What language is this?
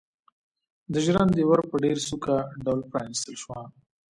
Pashto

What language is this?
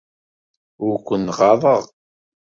Kabyle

